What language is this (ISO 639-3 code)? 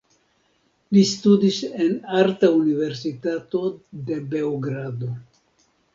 epo